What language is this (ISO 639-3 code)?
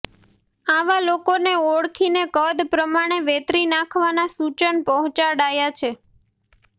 guj